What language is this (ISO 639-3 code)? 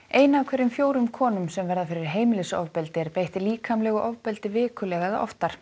isl